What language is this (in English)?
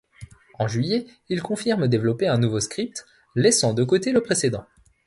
French